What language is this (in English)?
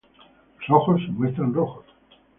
Spanish